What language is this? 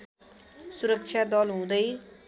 Nepali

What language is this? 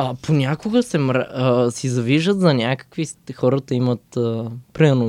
Bulgarian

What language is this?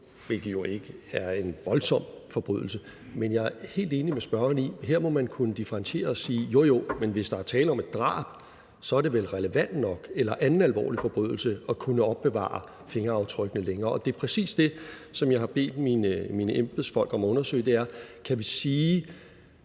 Danish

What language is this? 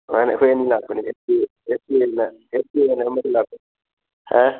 Manipuri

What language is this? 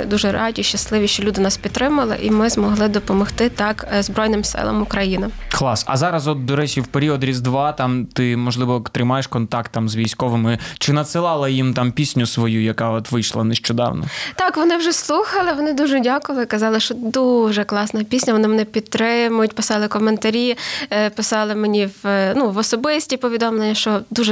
Ukrainian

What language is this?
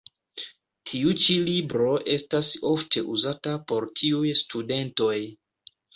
Esperanto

